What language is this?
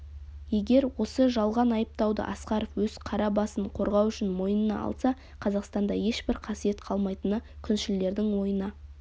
Kazakh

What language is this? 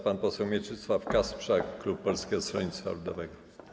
Polish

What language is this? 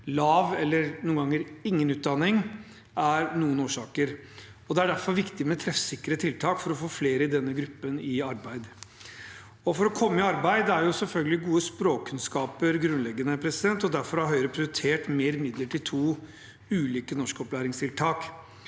Norwegian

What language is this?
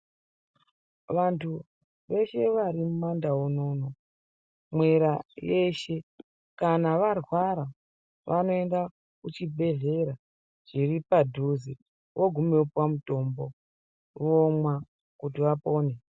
Ndau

